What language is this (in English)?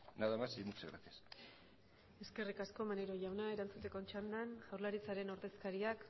Basque